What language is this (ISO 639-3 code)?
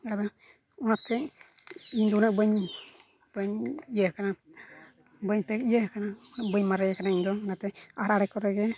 sat